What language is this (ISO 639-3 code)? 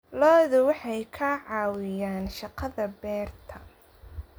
som